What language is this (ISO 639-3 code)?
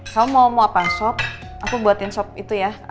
ind